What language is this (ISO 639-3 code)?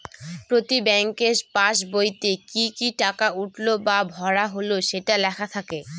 ben